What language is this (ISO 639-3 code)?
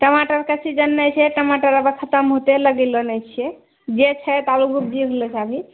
mai